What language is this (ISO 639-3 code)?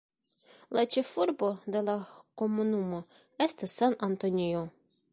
epo